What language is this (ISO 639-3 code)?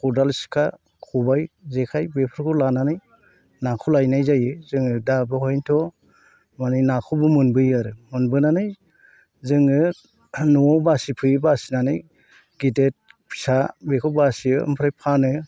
brx